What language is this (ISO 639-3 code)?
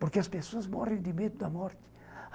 por